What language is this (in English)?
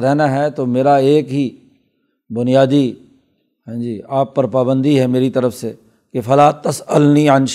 Urdu